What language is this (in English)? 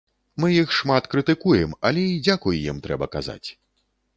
Belarusian